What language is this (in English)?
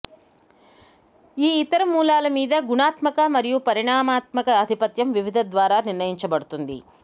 Telugu